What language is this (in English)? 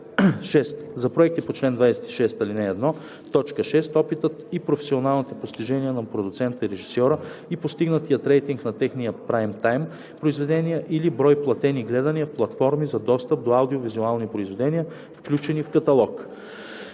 Bulgarian